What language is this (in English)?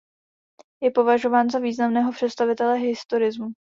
Czech